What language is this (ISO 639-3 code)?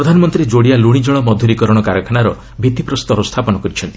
ori